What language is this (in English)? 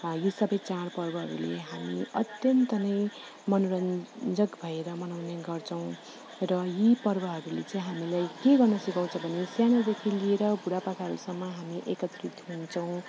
Nepali